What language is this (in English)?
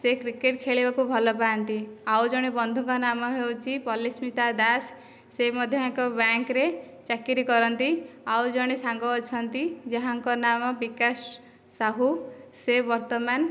Odia